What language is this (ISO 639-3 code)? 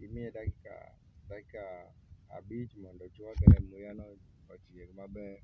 luo